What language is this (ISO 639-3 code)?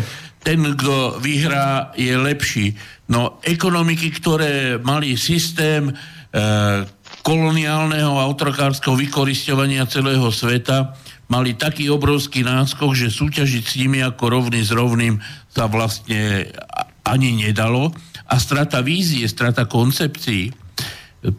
slk